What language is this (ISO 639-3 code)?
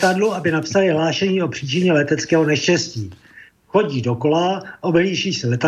slk